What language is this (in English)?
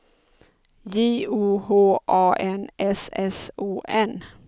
Swedish